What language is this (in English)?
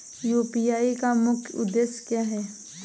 Hindi